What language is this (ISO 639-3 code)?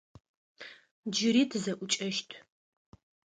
ady